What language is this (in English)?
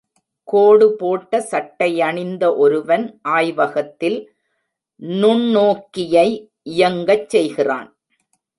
Tamil